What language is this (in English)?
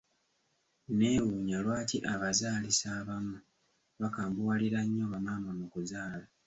Ganda